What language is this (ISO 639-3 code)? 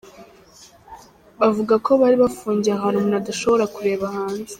kin